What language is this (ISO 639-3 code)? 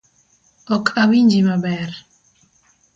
luo